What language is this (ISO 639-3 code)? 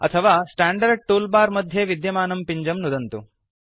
san